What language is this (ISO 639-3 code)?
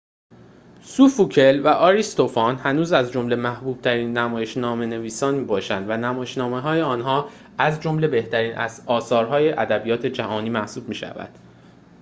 fas